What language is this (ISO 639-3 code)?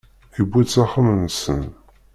kab